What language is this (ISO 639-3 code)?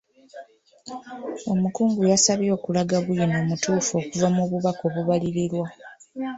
lug